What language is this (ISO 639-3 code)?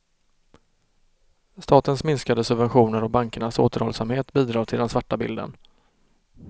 swe